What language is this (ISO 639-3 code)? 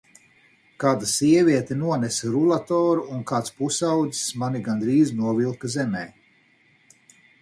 lav